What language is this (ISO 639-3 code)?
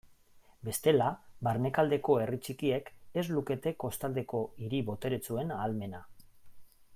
eus